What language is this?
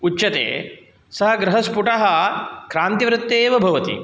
Sanskrit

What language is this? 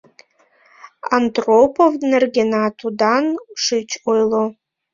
Mari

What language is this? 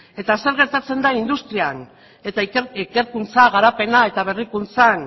Basque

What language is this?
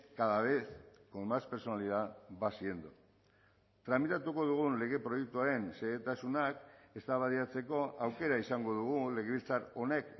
Basque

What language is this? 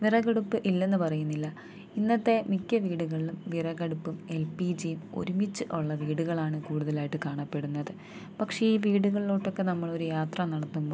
Malayalam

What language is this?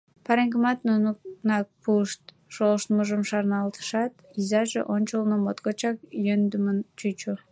Mari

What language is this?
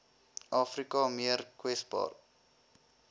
Afrikaans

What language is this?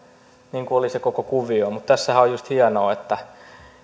Finnish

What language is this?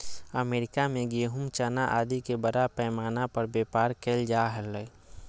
Magahi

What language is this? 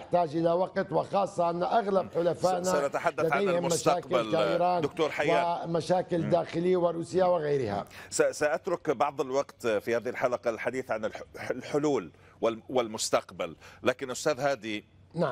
Arabic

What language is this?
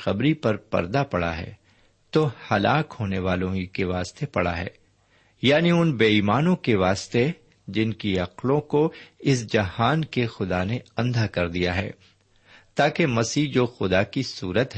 Urdu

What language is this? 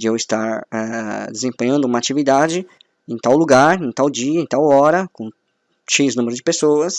Portuguese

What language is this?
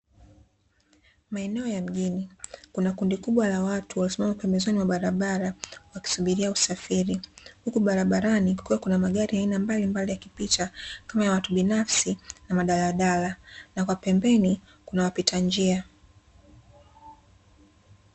Swahili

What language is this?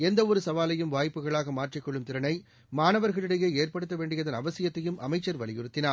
Tamil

